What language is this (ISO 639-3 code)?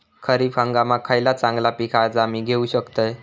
mar